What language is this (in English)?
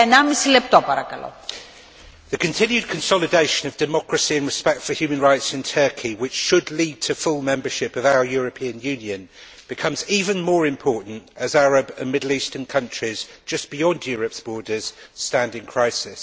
English